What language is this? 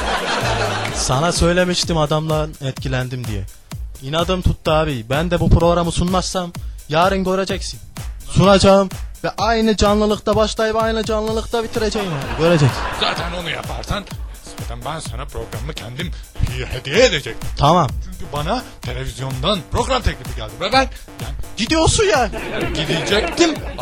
Turkish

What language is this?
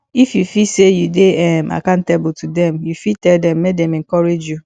Nigerian Pidgin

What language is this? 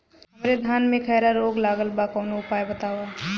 Bhojpuri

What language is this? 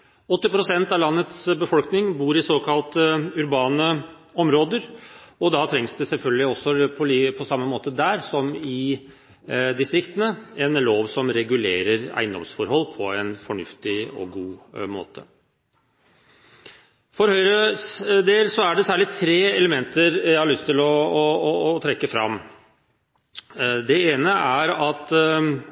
Norwegian Bokmål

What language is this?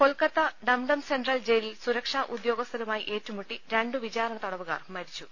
Malayalam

